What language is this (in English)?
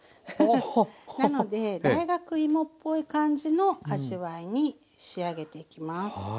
Japanese